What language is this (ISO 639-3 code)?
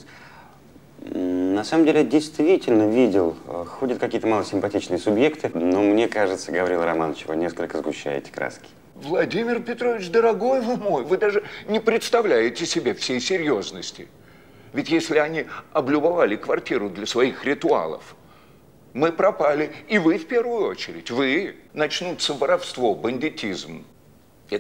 rus